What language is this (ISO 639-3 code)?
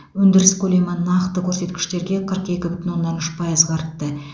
kaz